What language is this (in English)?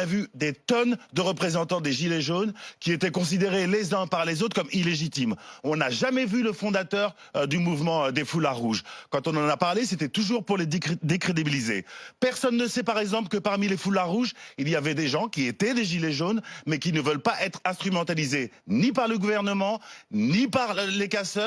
French